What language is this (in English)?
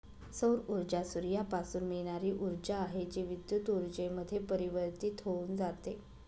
Marathi